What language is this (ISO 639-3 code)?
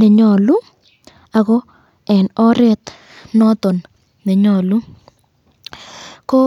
kln